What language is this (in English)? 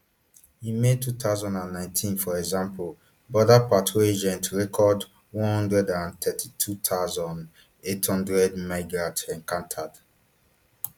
Nigerian Pidgin